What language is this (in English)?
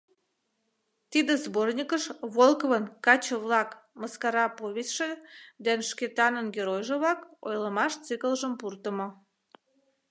Mari